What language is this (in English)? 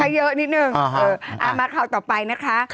Thai